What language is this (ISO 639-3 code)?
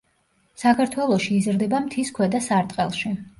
kat